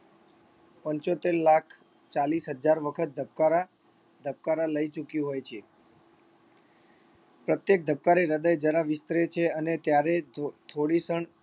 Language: Gujarati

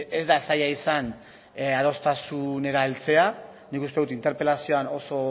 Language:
Basque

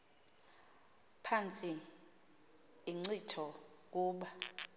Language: Xhosa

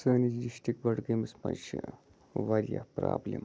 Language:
Kashmiri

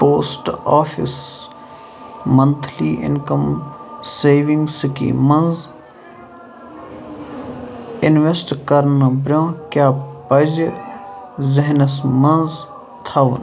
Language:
Kashmiri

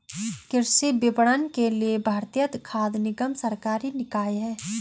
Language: Hindi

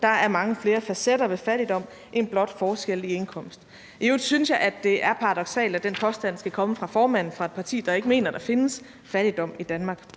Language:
Danish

